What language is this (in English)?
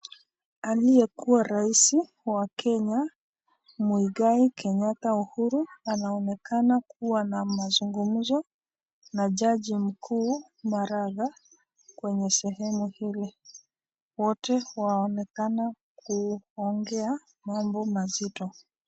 Swahili